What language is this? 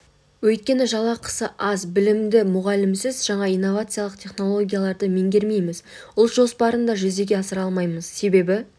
Kazakh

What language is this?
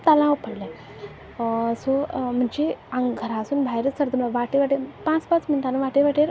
Konkani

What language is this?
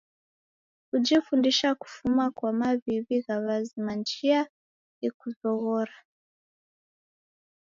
Taita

